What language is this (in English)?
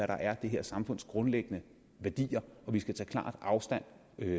Danish